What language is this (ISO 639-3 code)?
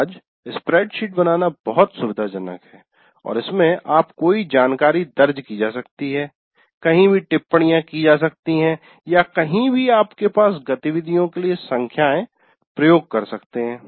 hin